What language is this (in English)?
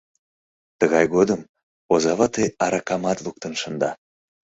Mari